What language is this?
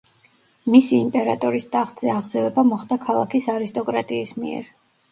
Georgian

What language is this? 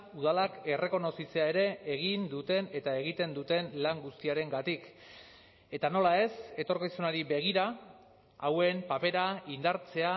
Basque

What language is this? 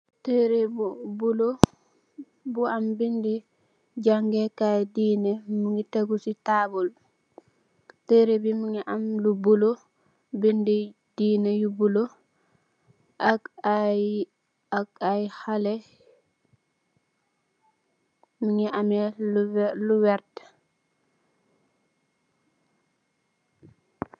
Wolof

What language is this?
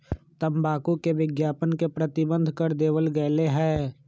Magahi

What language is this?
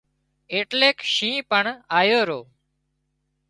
Wadiyara Koli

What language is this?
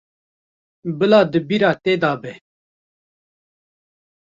Kurdish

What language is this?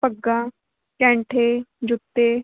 Punjabi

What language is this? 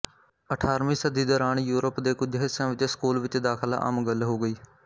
Punjabi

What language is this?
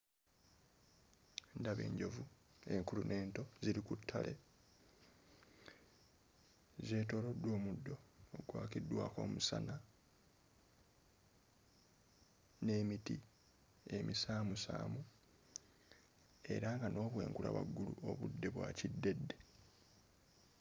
Ganda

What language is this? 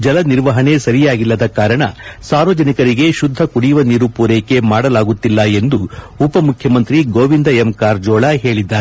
Kannada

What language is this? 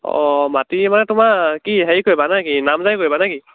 Assamese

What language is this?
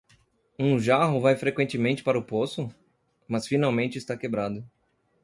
Portuguese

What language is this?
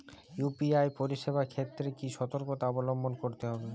Bangla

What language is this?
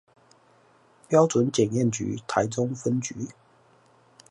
Chinese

